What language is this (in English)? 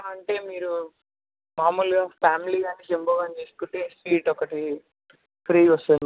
Telugu